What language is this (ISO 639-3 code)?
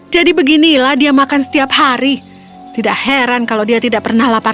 ind